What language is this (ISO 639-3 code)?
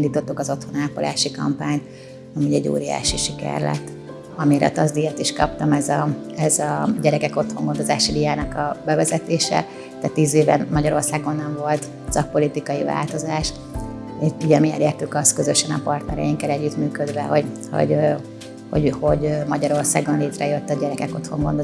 hun